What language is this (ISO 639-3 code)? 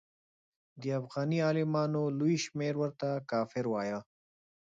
pus